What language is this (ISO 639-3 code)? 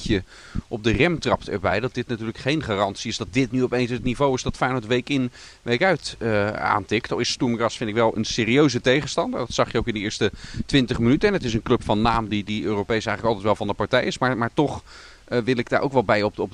nld